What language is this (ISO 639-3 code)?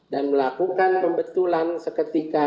ind